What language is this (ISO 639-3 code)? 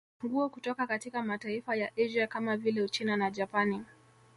swa